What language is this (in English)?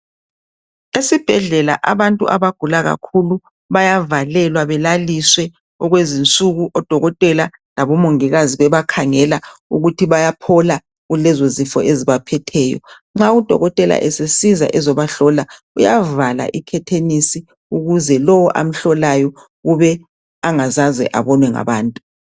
North Ndebele